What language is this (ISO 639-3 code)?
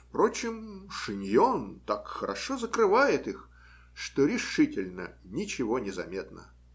rus